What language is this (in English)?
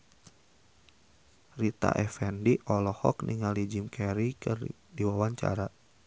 Sundanese